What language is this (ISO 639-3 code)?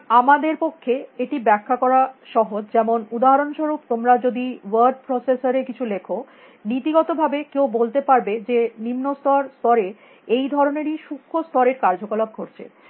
ben